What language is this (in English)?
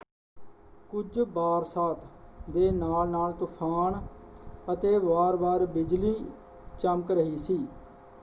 Punjabi